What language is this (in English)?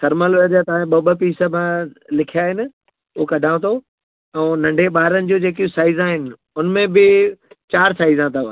Sindhi